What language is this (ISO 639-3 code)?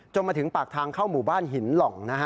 tha